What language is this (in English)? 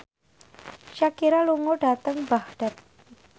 Javanese